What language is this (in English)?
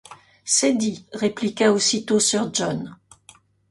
French